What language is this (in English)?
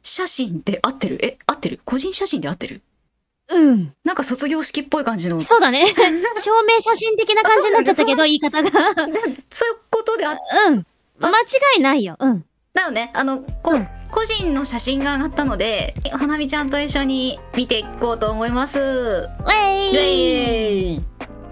Japanese